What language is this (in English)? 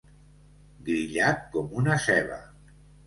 Catalan